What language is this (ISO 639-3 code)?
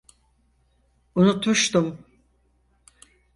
tur